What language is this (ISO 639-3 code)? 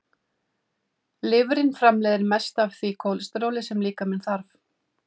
isl